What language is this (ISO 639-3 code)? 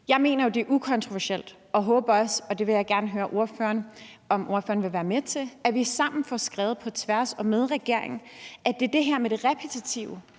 dan